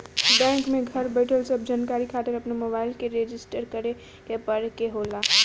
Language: Bhojpuri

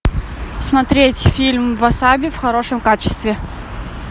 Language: Russian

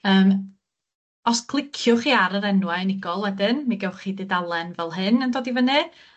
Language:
Welsh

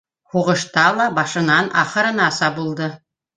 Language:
Bashkir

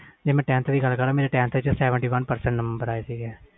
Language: Punjabi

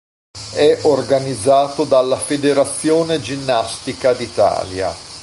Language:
Italian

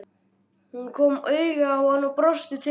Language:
Icelandic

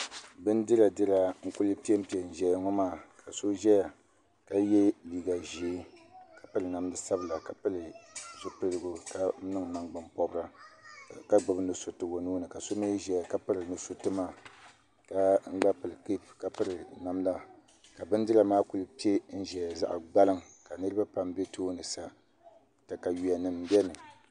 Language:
Dagbani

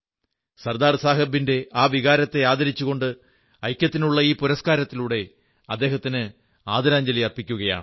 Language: Malayalam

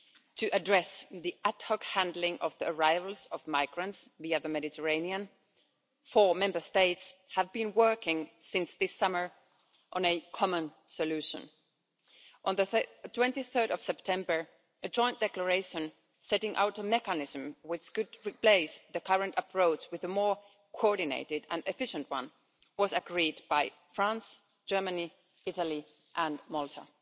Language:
English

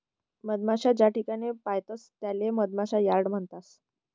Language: Marathi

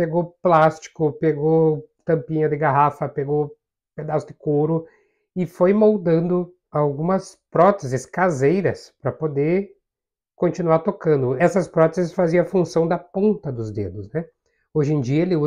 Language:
Portuguese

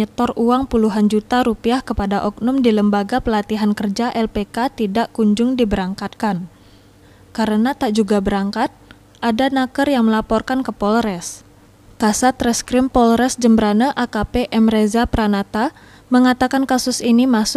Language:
Indonesian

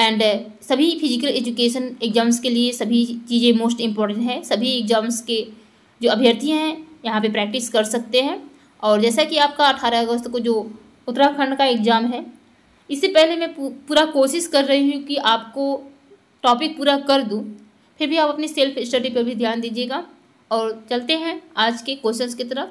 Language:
Hindi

